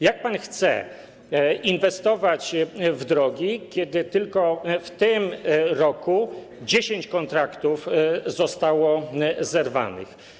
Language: Polish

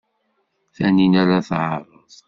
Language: Kabyle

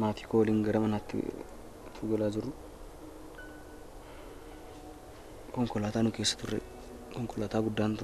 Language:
Arabic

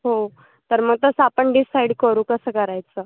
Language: Marathi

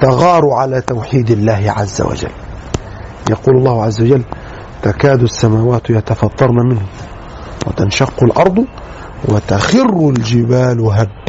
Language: Arabic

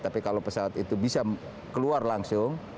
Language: Indonesian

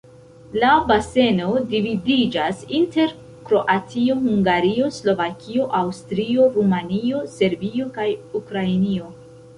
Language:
Esperanto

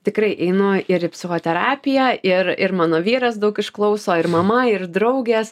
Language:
Lithuanian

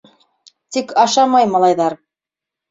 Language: Bashkir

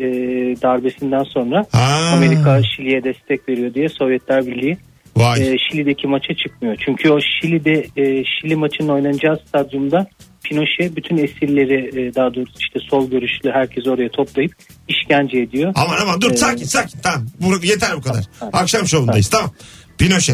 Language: Turkish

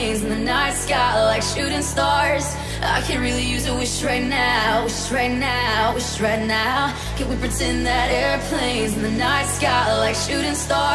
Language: Filipino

